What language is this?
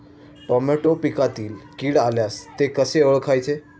Marathi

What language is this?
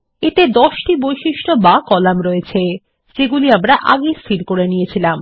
Bangla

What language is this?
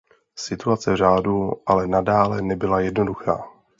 Czech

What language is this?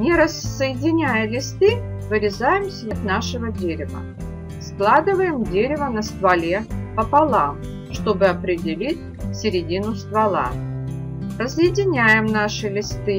Russian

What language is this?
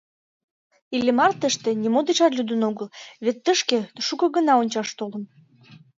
Mari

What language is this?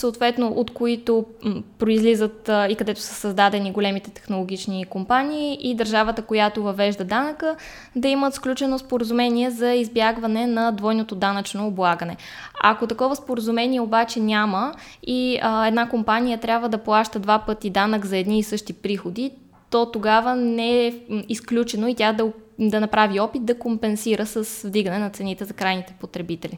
Bulgarian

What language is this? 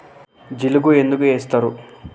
Telugu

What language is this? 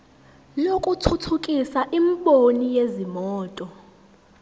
Zulu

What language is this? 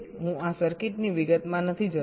Gujarati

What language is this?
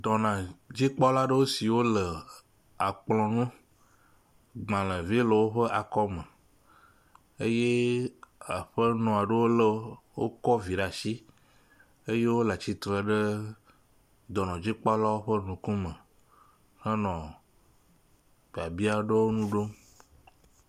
Ewe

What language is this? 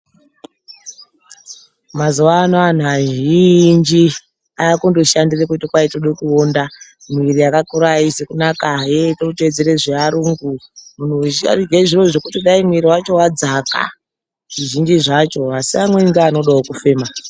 Ndau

